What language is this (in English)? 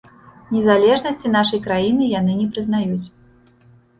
Belarusian